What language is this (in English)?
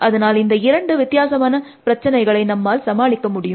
Tamil